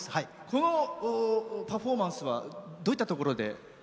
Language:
Japanese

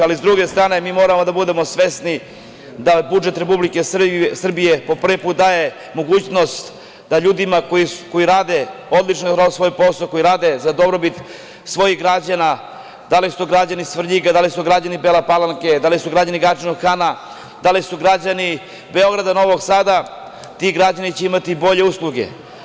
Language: Serbian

